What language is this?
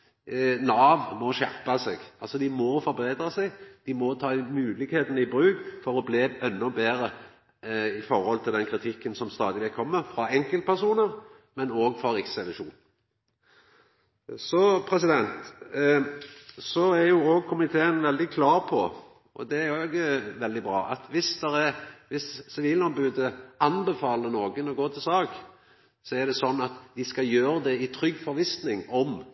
Norwegian Nynorsk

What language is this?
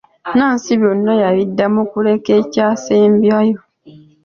Ganda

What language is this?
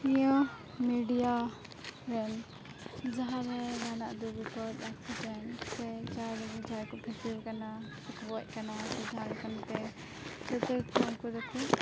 Santali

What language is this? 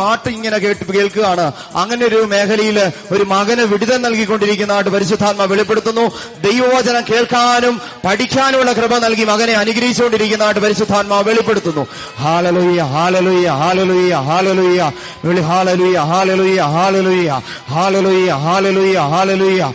Malayalam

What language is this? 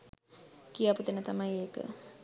Sinhala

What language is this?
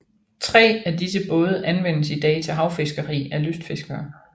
Danish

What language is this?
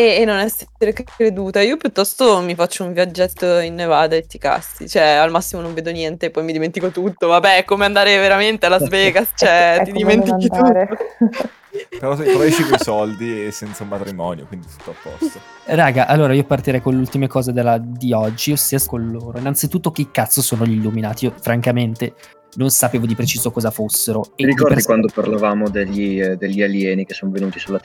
Italian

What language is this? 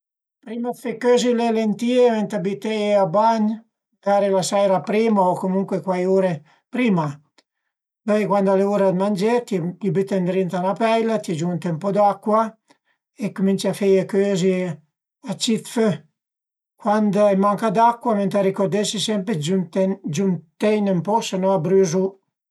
Piedmontese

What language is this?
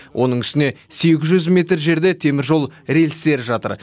Kazakh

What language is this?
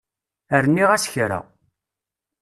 Kabyle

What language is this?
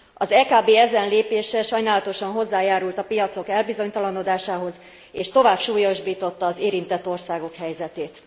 Hungarian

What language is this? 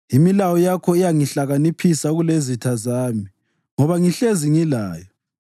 North Ndebele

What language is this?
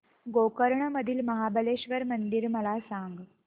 Marathi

